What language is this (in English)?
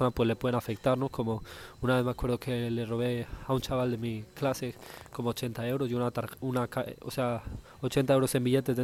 Spanish